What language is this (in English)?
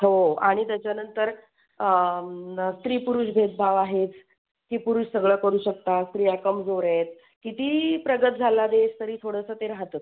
Marathi